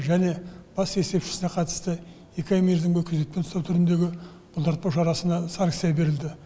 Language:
Kazakh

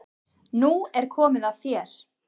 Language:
Icelandic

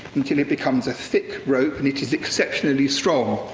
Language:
English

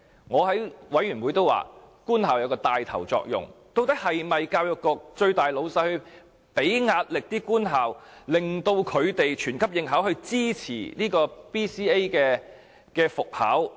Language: Cantonese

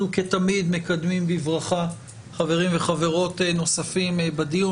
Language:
Hebrew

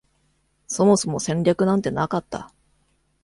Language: Japanese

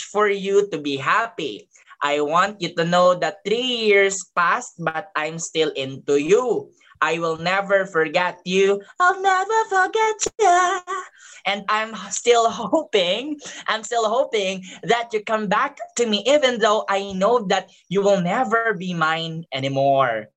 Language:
Filipino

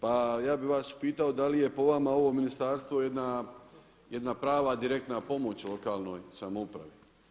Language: Croatian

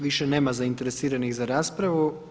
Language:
Croatian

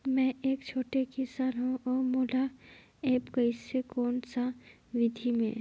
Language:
Chhattisgarhi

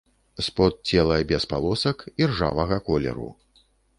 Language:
Belarusian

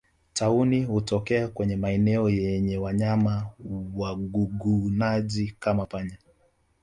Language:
Swahili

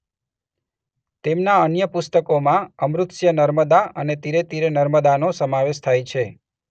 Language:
Gujarati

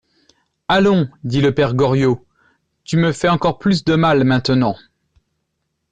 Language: French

